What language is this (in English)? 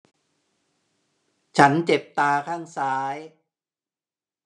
Thai